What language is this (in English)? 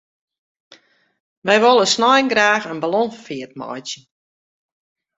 Western Frisian